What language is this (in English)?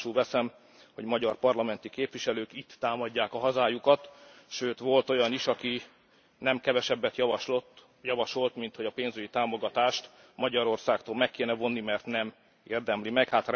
Hungarian